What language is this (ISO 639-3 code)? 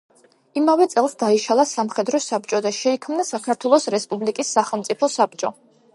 kat